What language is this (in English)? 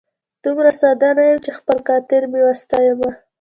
Pashto